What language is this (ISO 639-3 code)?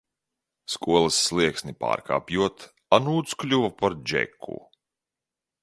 lav